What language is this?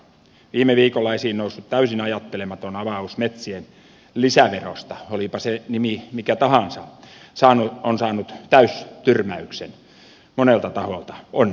Finnish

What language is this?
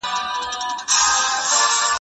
Pashto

